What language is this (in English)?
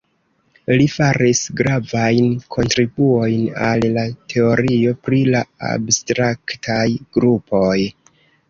Esperanto